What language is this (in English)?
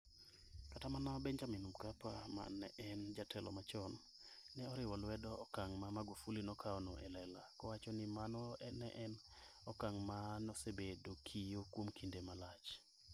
Luo (Kenya and Tanzania)